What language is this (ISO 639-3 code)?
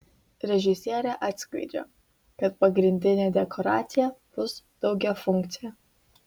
lit